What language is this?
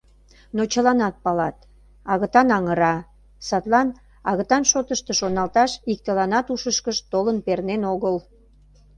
Mari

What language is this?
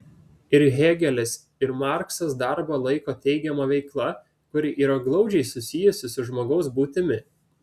Lithuanian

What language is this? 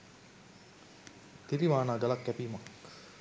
Sinhala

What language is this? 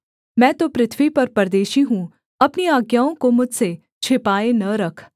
Hindi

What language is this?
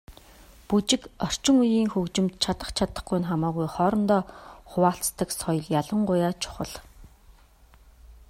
Mongolian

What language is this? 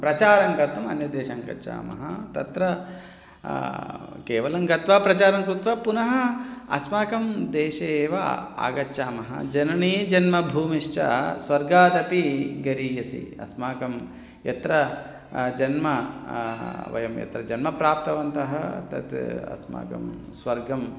Sanskrit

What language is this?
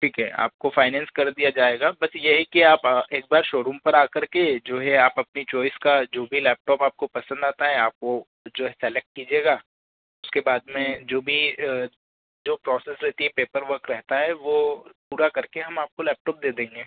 Hindi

